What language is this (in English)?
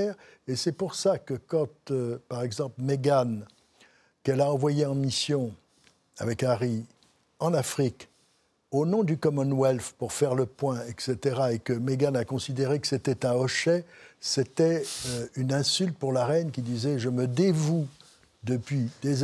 French